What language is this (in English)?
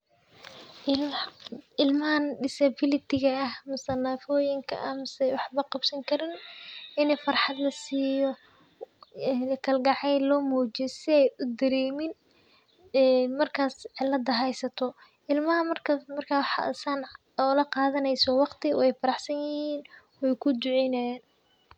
Somali